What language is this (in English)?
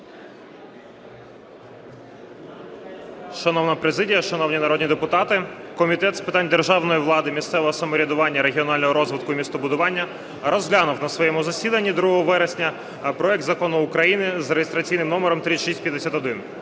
Ukrainian